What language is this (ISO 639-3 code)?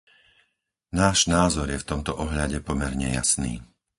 slk